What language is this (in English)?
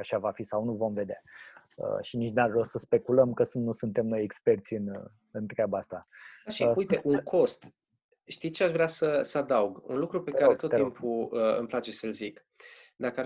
Romanian